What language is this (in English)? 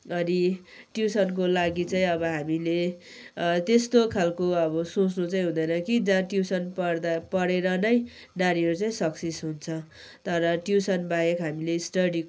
Nepali